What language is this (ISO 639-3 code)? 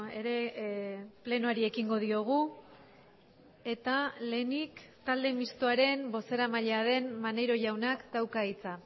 eus